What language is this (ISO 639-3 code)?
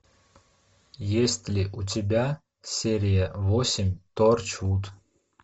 rus